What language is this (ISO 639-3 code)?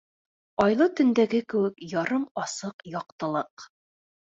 bak